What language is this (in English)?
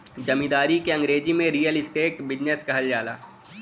Bhojpuri